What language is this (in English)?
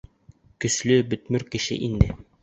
Bashkir